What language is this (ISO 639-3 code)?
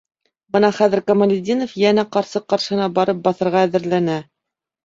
bak